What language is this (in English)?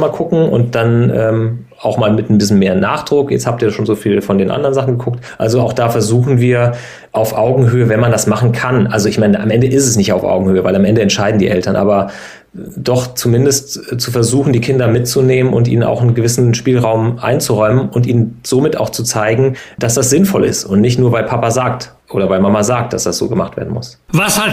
German